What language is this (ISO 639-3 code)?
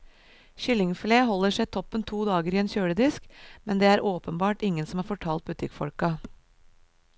nor